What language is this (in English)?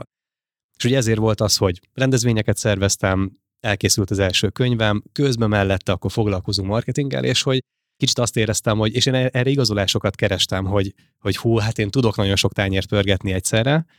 Hungarian